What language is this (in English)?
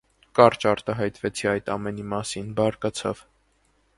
Armenian